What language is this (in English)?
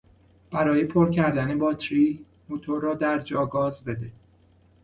Persian